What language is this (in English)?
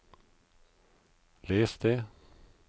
Norwegian